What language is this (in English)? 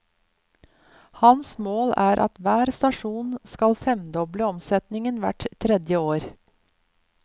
Norwegian